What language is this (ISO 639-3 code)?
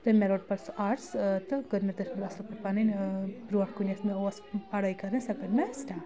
kas